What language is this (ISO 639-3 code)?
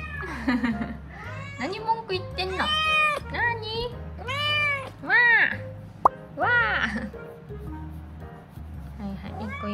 jpn